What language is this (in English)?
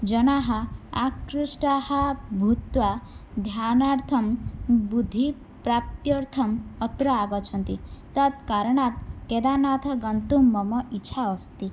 Sanskrit